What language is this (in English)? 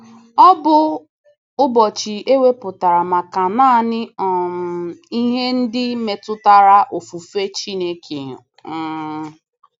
Igbo